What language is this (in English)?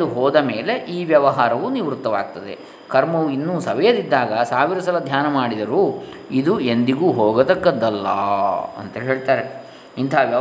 Kannada